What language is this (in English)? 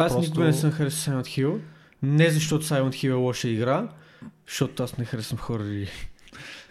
Bulgarian